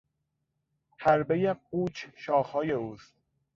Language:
Persian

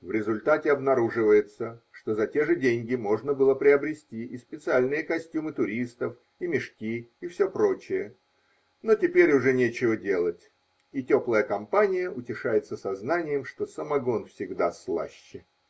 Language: Russian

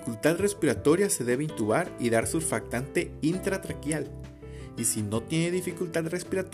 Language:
Spanish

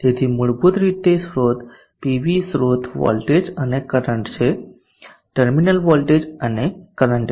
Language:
Gujarati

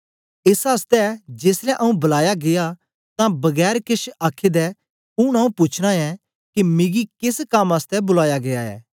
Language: Dogri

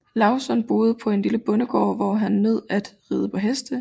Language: Danish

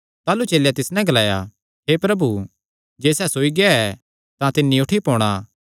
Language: Kangri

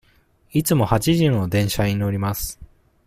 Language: Japanese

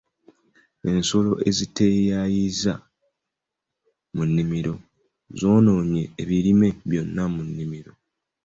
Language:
Ganda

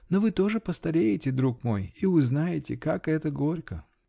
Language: Russian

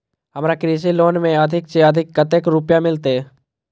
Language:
Maithili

